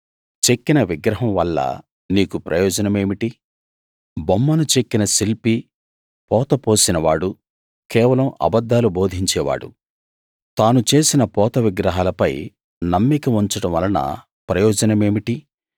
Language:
Telugu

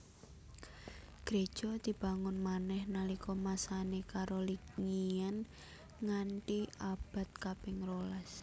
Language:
Javanese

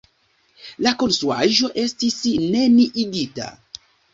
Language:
Esperanto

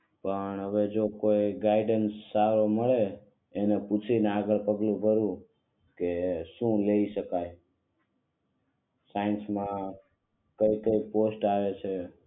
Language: Gujarati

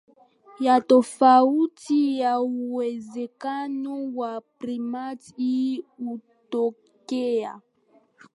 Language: Swahili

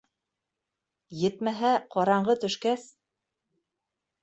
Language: Bashkir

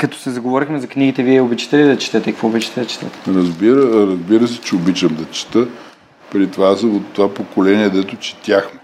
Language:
Bulgarian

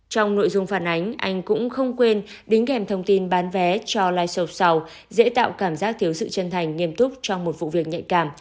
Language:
Vietnamese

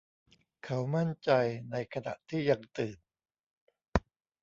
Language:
Thai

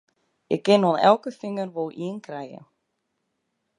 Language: Western Frisian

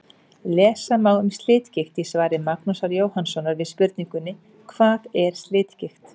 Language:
Icelandic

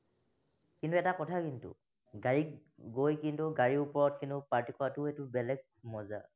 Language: Assamese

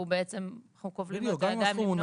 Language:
Hebrew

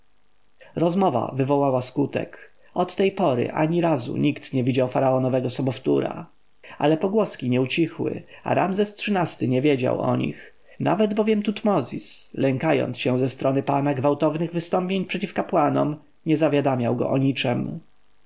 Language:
Polish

